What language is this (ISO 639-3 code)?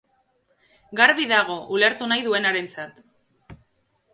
eus